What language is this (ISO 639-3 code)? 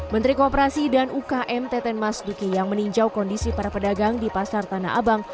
ind